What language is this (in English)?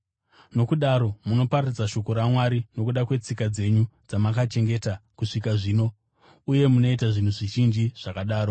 Shona